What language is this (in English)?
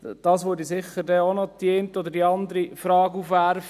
Swiss German